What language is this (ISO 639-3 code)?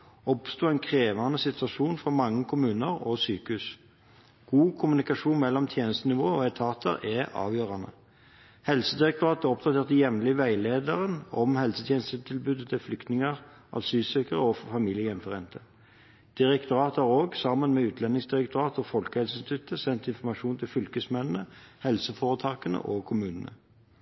nob